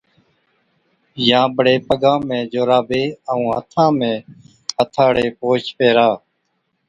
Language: Od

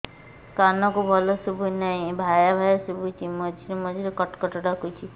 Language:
Odia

